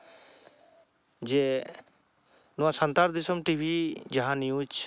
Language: Santali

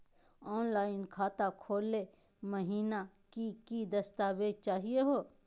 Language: Magahi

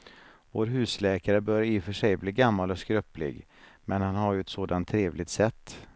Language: Swedish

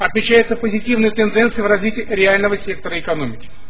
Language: Russian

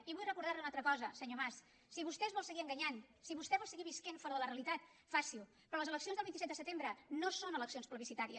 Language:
Catalan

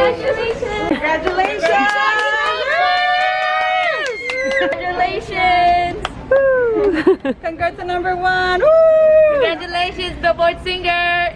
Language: Korean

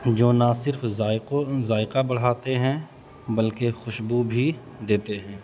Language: Urdu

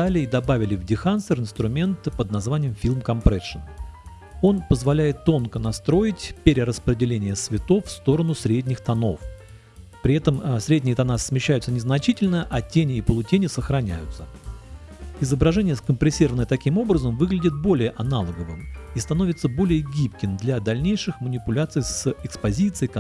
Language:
Russian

